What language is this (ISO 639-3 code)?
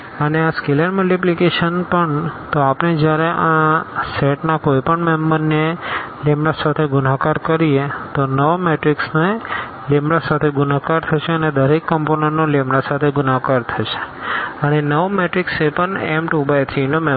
guj